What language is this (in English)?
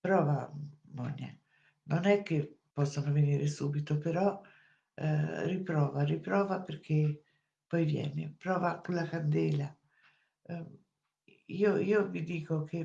Italian